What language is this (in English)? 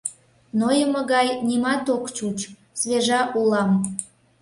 Mari